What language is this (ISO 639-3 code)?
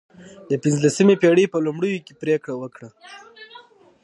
pus